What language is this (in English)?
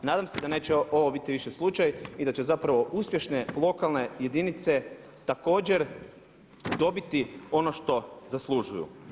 Croatian